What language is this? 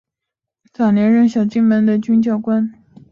Chinese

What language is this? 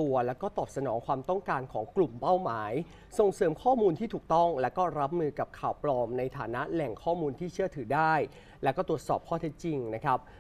Thai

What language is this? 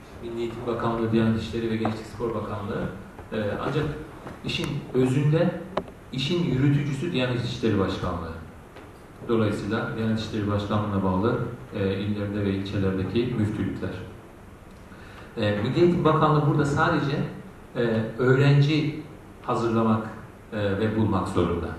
Turkish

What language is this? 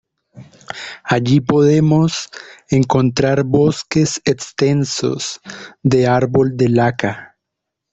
Spanish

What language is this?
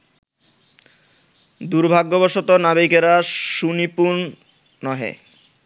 Bangla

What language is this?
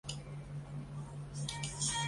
Chinese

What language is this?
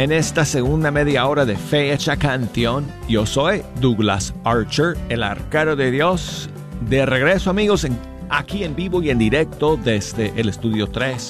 Spanish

